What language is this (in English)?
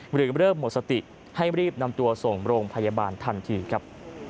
Thai